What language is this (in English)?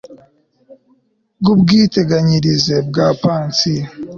Kinyarwanda